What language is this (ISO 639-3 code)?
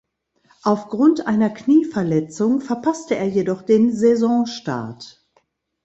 deu